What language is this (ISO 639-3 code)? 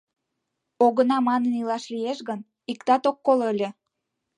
chm